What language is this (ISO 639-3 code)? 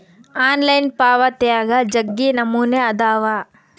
kan